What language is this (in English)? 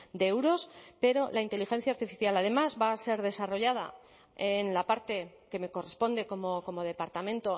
Spanish